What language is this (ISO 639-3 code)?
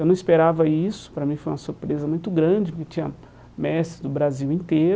por